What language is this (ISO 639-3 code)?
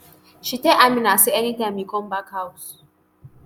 pcm